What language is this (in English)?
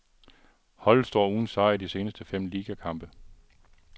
Danish